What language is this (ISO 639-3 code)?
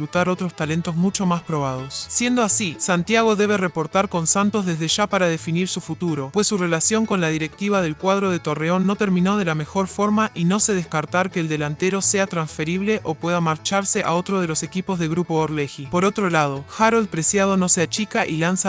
spa